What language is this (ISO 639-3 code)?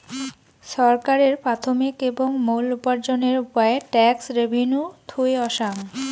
ben